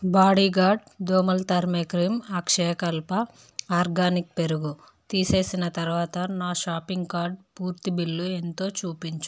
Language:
Telugu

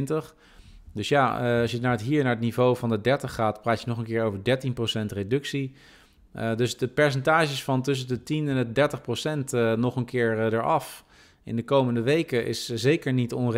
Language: Dutch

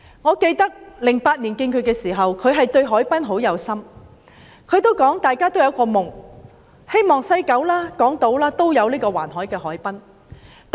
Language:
Cantonese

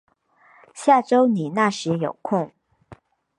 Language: Chinese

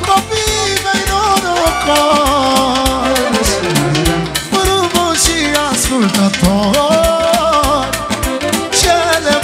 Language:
Romanian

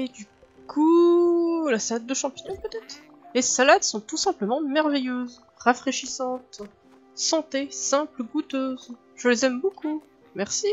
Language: French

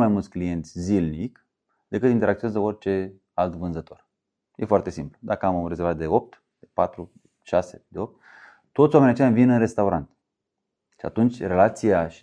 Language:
Romanian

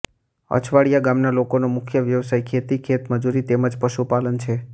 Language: Gujarati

